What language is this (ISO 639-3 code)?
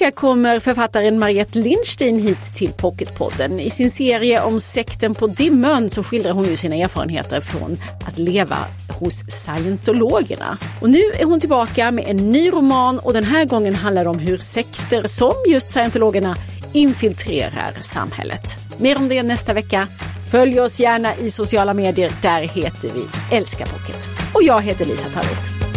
swe